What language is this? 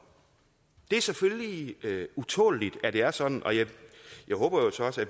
Danish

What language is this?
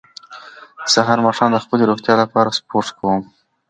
Pashto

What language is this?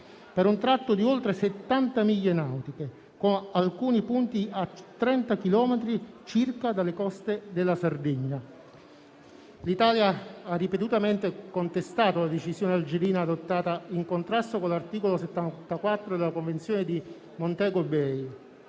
Italian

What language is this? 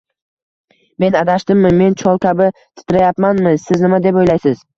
Uzbek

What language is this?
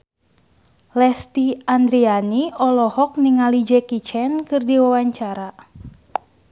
Sundanese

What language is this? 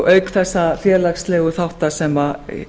Icelandic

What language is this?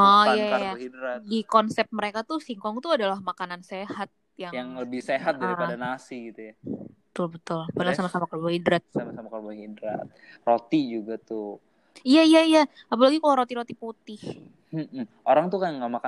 Indonesian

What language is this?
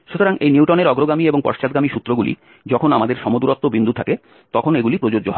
Bangla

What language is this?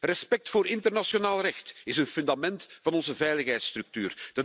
Dutch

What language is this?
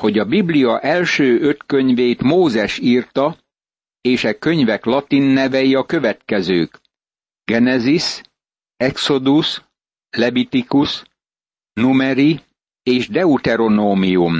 Hungarian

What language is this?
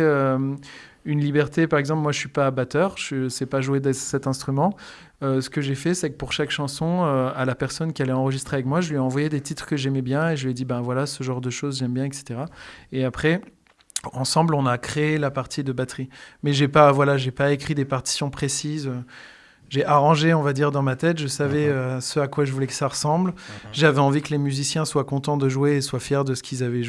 French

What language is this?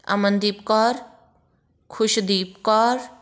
Punjabi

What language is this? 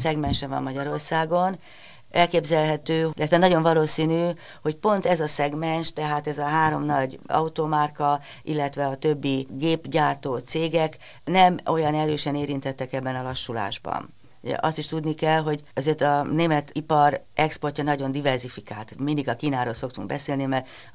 Hungarian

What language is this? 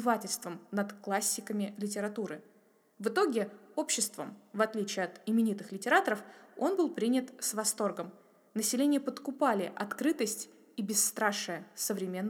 Russian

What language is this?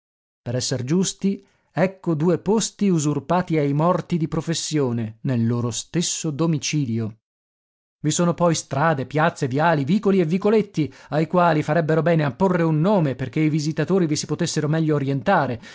Italian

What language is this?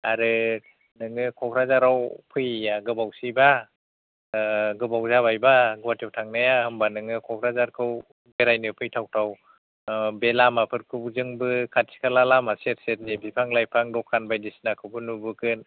Bodo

